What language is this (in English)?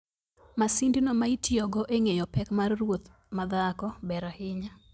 Luo (Kenya and Tanzania)